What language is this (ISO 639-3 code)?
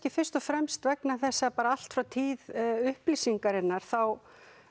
isl